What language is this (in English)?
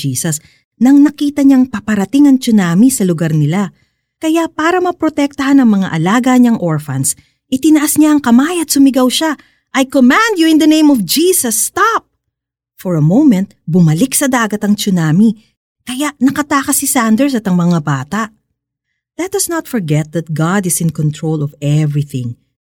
Filipino